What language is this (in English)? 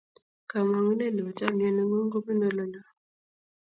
Kalenjin